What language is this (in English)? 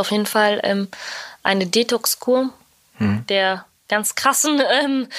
German